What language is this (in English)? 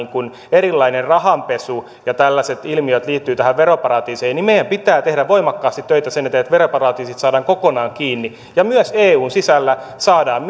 Finnish